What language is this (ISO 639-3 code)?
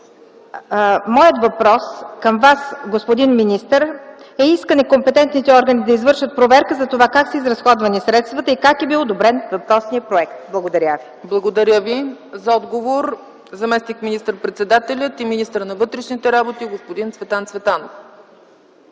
bul